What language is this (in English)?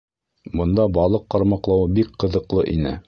Bashkir